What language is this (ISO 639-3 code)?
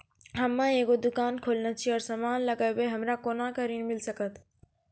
mai